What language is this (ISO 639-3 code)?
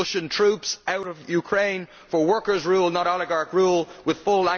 eng